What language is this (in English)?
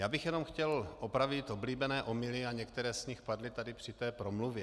Czech